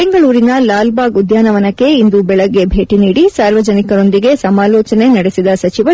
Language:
Kannada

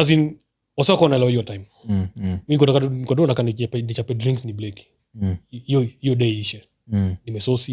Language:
Swahili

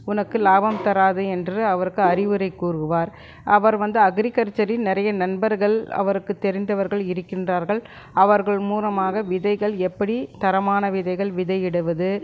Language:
Tamil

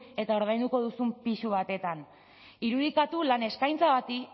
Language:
Basque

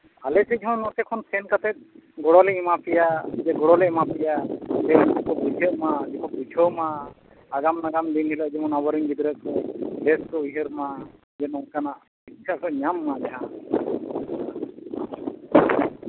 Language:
Santali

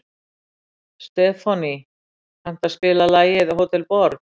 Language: Icelandic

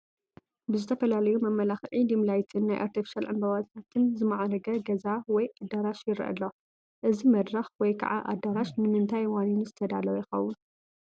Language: Tigrinya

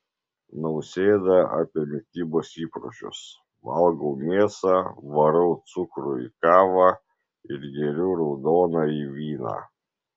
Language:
Lithuanian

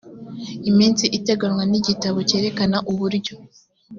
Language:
Kinyarwanda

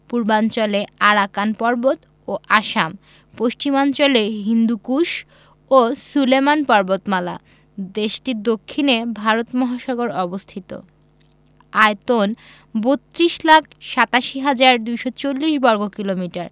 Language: Bangla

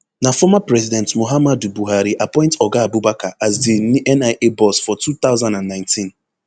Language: Nigerian Pidgin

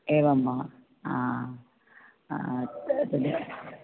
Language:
Sanskrit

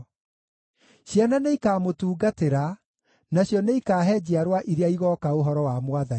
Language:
Kikuyu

